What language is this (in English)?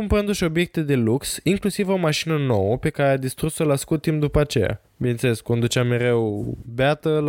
Romanian